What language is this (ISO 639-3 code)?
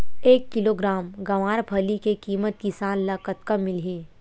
hne